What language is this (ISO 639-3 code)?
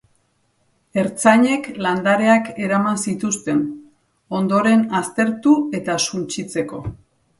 eus